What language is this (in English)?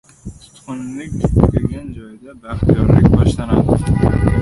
Uzbek